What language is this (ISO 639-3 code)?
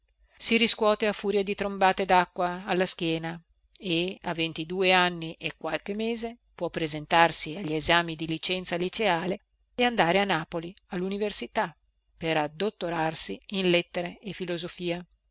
ita